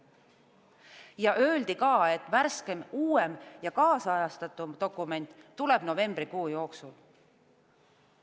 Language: Estonian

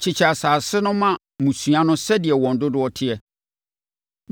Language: Akan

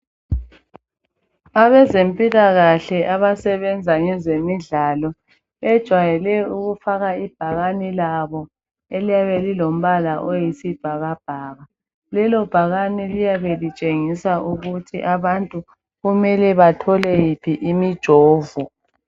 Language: North Ndebele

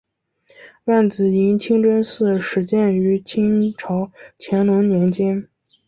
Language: Chinese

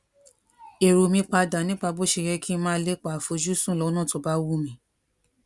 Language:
Yoruba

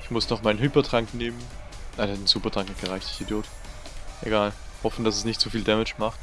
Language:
German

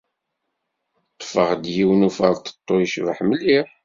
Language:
Kabyle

